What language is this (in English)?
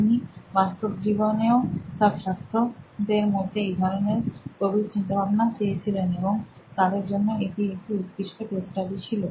Bangla